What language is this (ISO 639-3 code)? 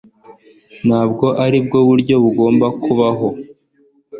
kin